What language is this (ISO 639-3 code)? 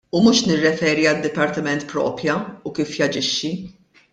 mlt